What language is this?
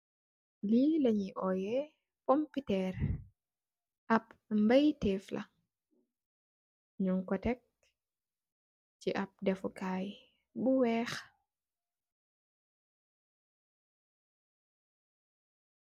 Wolof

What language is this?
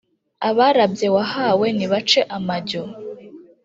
Kinyarwanda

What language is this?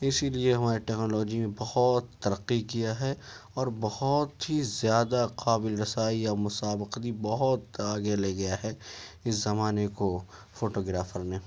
Urdu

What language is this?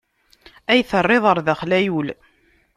Kabyle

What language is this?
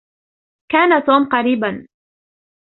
Arabic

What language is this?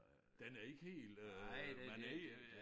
Danish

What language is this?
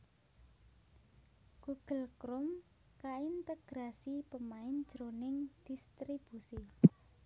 Javanese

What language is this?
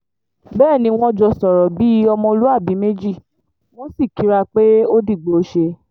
Yoruba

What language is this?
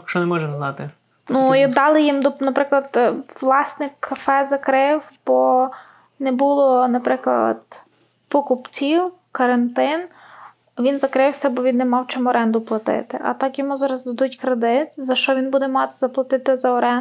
Ukrainian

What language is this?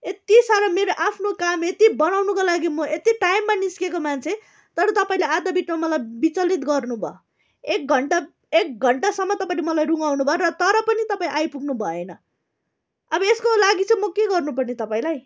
Nepali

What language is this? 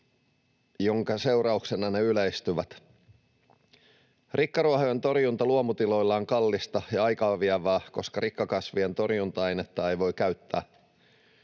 Finnish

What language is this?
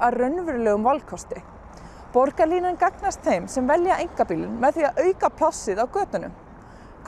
Icelandic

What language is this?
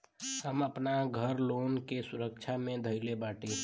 Bhojpuri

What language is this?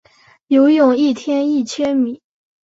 Chinese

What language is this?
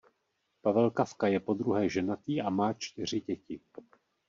Czech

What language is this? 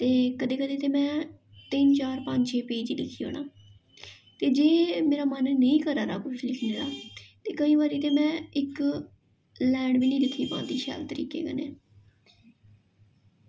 Dogri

